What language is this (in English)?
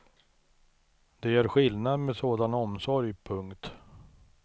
Swedish